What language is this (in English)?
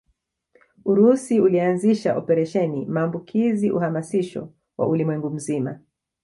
Swahili